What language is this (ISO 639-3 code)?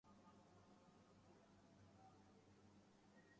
urd